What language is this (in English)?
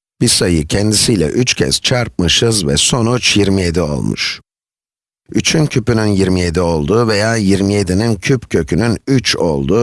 Turkish